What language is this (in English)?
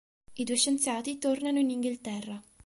Italian